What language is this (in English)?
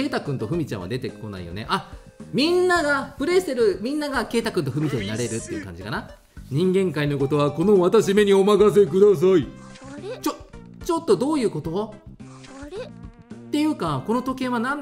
Japanese